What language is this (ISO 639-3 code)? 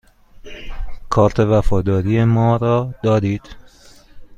fas